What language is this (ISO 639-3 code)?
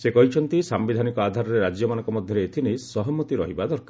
ori